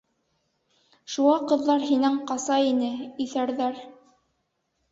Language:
Bashkir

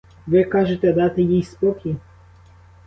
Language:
Ukrainian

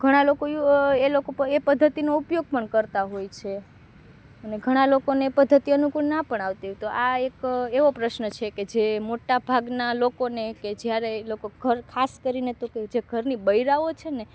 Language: Gujarati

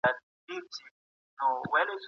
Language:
Pashto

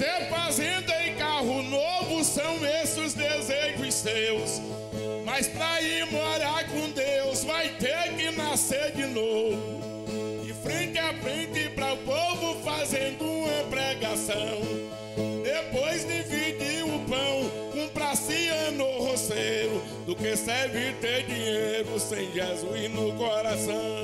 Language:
Portuguese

